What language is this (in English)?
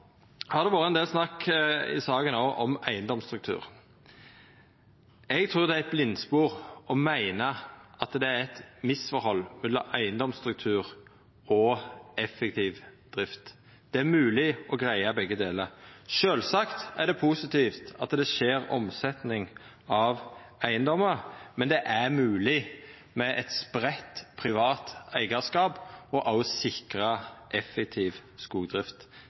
Norwegian Nynorsk